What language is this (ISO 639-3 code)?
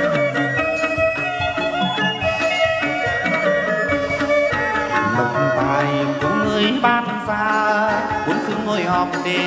vie